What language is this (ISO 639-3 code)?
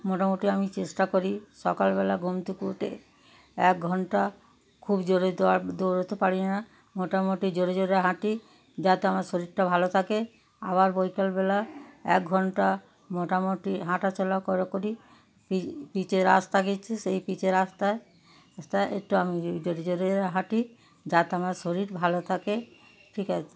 ben